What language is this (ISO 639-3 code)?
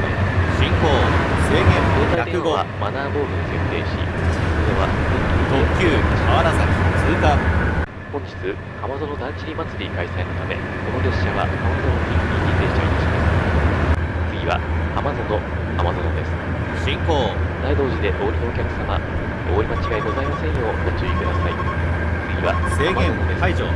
jpn